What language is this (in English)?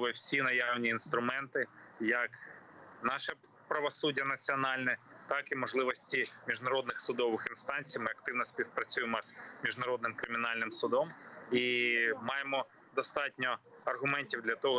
Ukrainian